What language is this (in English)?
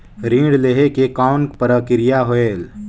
Chhattisgarhi